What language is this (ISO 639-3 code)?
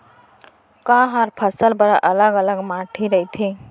hne